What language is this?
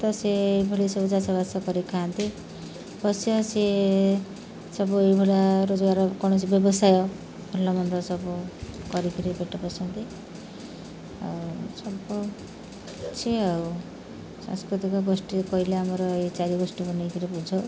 Odia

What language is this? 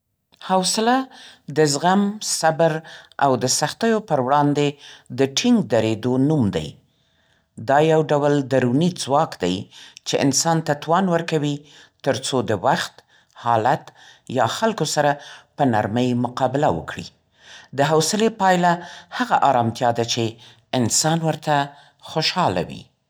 Central Pashto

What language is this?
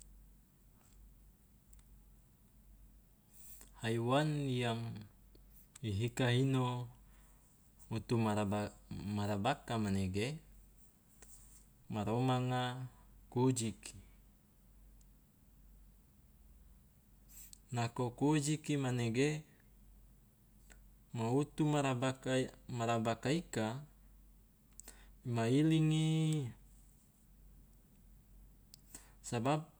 Loloda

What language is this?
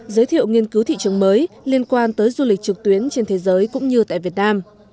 Vietnamese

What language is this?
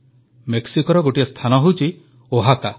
Odia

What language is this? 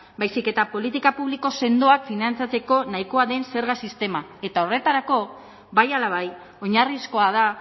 Basque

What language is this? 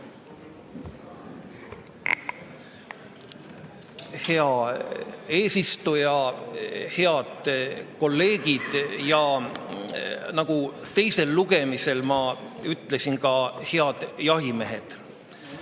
Estonian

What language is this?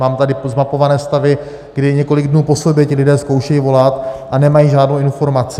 Czech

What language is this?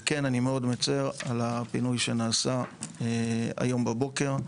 Hebrew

